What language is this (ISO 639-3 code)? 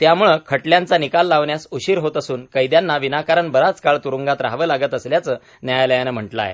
mar